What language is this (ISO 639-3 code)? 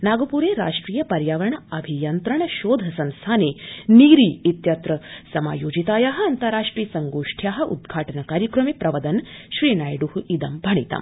san